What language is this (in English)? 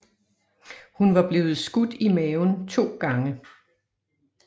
Danish